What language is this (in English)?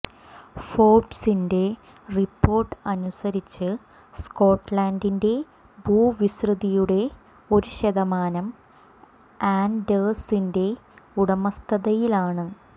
Malayalam